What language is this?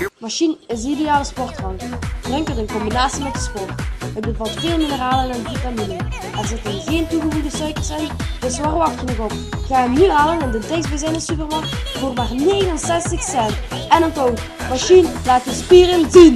Dutch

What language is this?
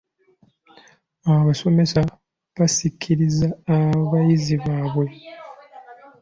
Ganda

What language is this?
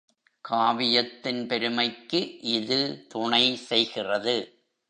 Tamil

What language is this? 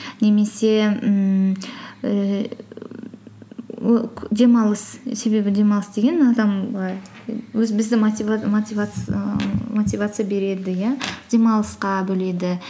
Kazakh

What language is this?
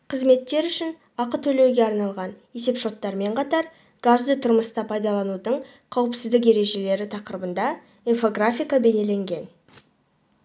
Kazakh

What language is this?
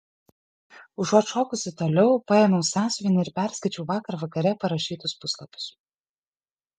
Lithuanian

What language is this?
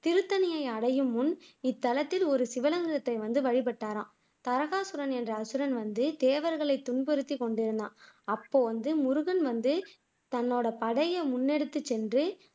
Tamil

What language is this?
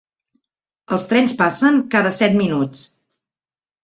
Catalan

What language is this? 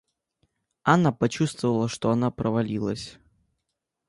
Russian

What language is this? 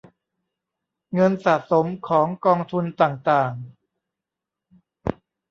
Thai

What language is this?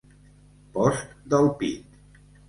Catalan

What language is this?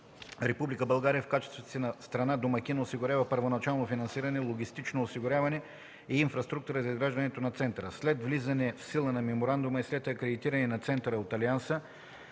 Bulgarian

